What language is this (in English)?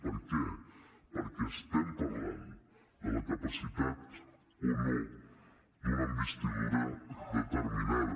Catalan